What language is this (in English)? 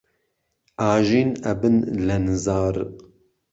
Central Kurdish